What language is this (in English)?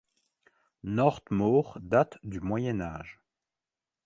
French